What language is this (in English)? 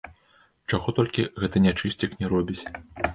Belarusian